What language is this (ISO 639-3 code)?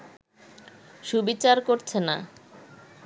ben